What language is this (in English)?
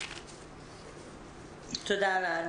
Hebrew